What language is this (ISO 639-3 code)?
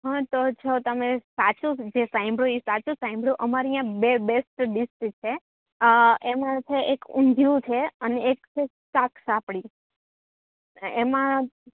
guj